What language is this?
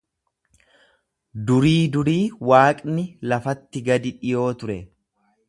Oromo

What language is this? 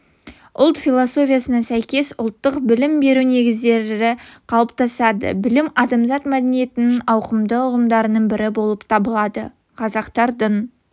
Kazakh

